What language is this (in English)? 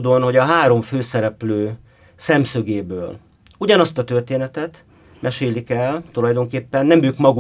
Hungarian